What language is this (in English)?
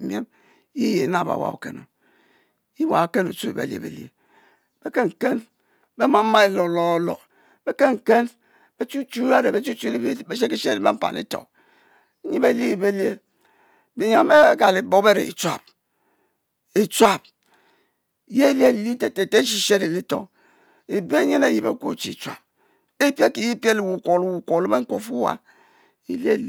Mbe